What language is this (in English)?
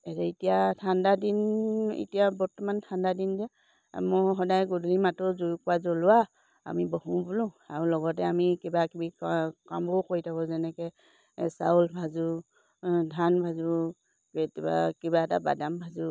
Assamese